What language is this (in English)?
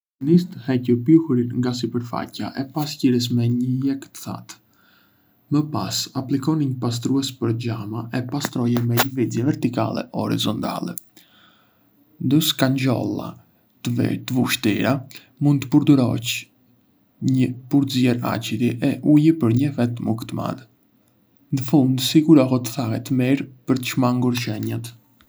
Arbëreshë Albanian